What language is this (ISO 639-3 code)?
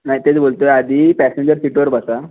mar